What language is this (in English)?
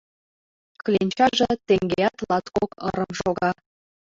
Mari